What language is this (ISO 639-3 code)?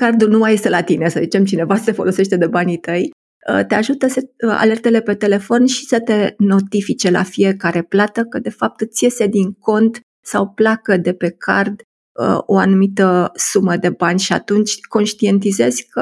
ron